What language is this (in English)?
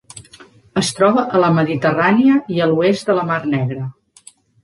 Catalan